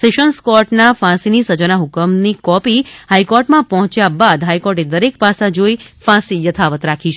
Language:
Gujarati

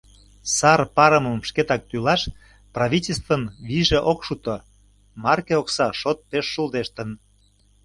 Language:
Mari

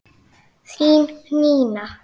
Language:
Icelandic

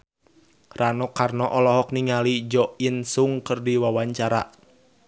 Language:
Sundanese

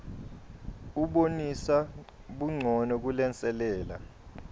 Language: Swati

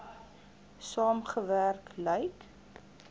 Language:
Afrikaans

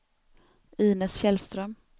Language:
Swedish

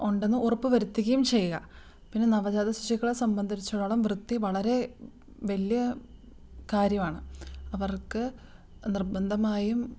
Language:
Malayalam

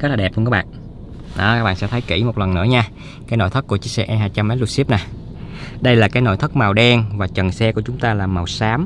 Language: Vietnamese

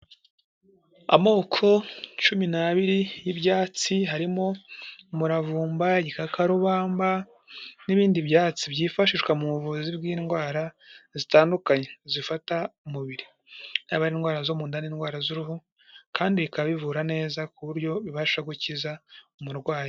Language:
Kinyarwanda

